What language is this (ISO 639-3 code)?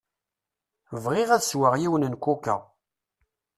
kab